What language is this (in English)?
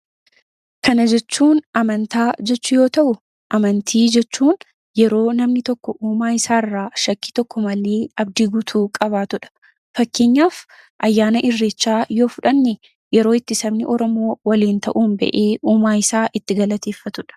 Oromo